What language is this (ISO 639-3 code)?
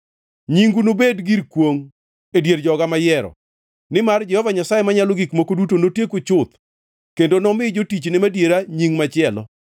luo